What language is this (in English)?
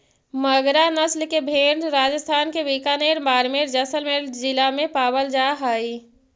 Magahi